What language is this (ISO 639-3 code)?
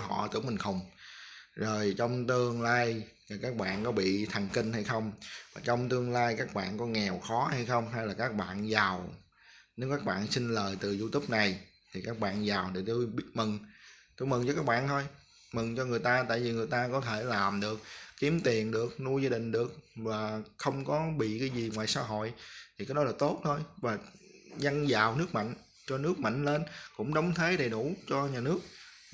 vie